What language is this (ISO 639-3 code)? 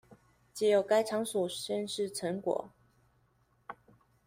zho